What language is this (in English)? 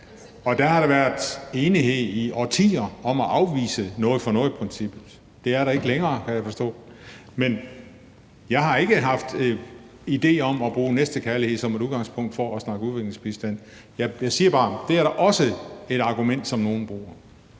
Danish